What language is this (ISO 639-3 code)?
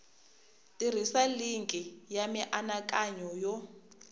tso